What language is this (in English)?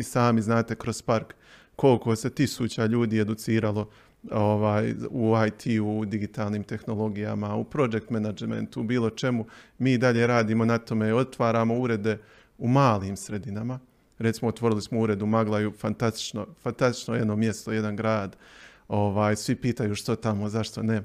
Croatian